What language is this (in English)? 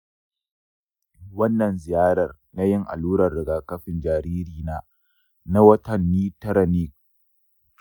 Hausa